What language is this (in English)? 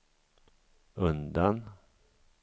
Swedish